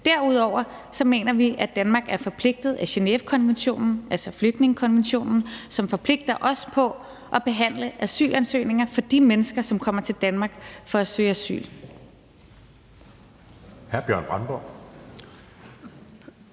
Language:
Danish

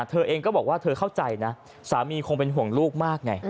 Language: Thai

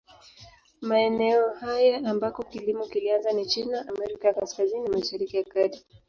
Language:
Swahili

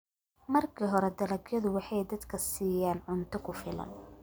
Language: Somali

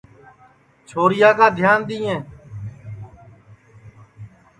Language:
Sansi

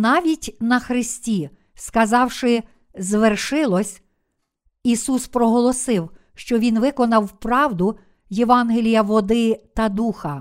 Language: Ukrainian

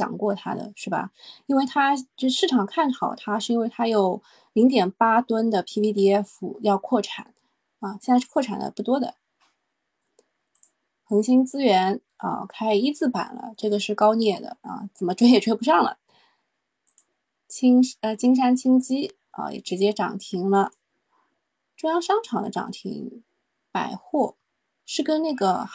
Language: Chinese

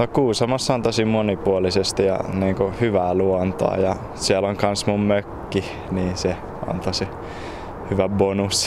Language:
Finnish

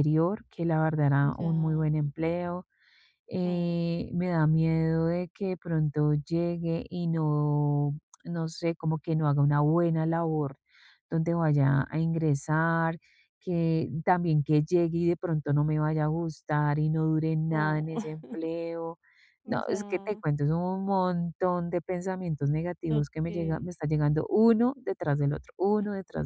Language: Spanish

